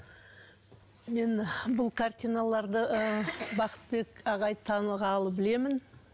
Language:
Kazakh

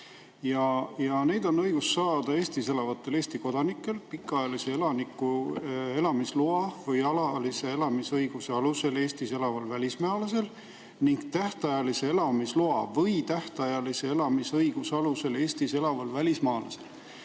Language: Estonian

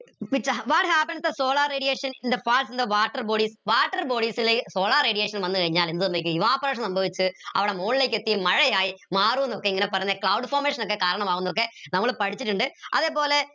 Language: Malayalam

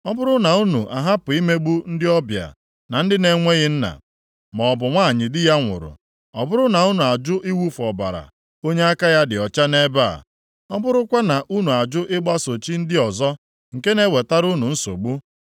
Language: Igbo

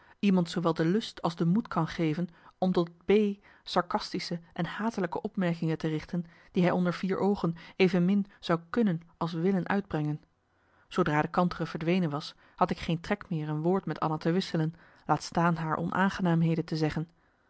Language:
Dutch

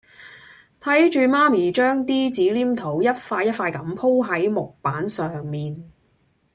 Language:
Cantonese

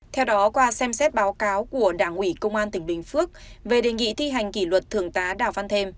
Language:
Vietnamese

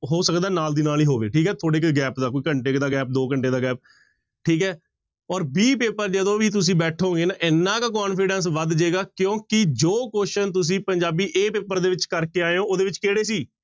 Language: Punjabi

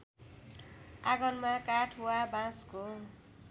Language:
Nepali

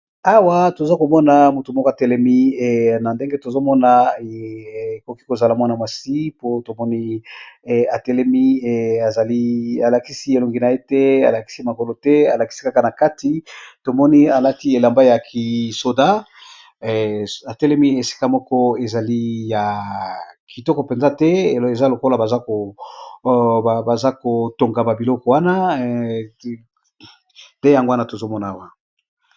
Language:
Lingala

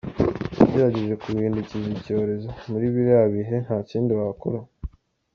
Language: Kinyarwanda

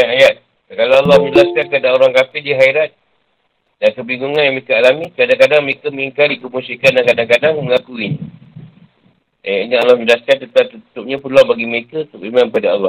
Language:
Malay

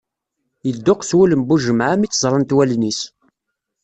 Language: Kabyle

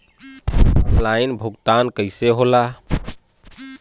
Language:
Bhojpuri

